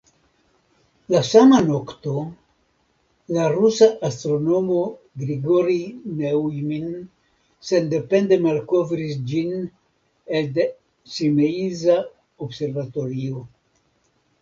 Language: Esperanto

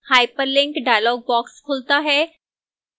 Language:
Hindi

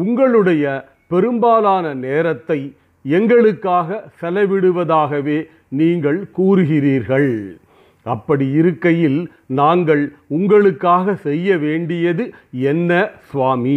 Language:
Tamil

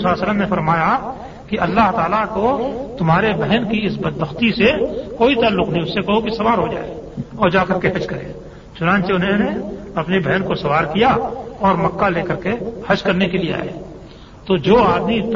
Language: Urdu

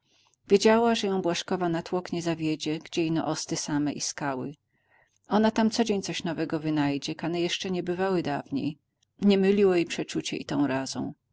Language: Polish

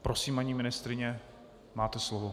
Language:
Czech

